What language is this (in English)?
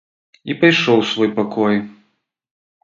Belarusian